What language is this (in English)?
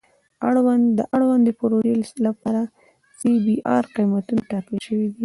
Pashto